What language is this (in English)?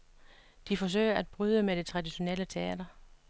Danish